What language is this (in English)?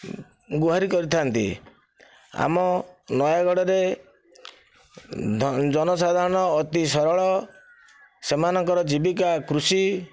Odia